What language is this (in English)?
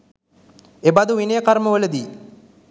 Sinhala